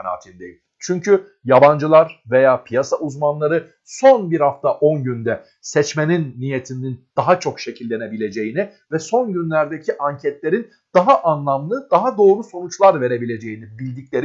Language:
Turkish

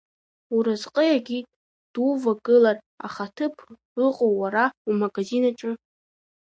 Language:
Abkhazian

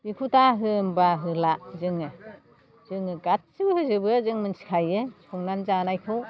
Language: Bodo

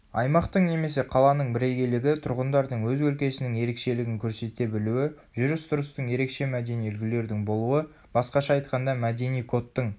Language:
Kazakh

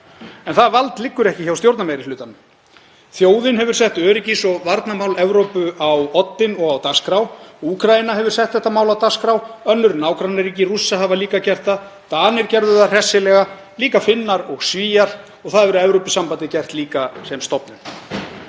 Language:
Icelandic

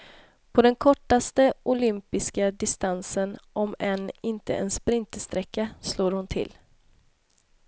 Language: Swedish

